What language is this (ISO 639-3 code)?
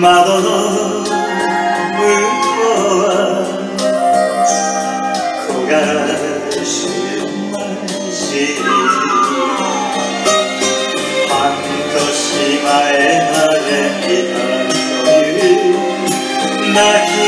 ron